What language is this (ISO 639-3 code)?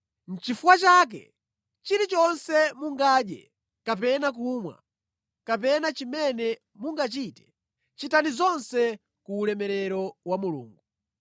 nya